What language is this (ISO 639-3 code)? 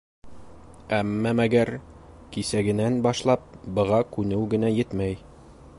bak